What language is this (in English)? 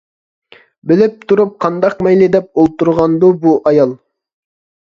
Uyghur